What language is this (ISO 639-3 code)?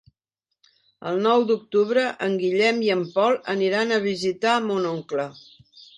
cat